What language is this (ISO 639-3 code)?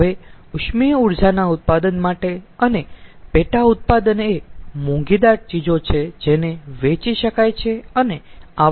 guj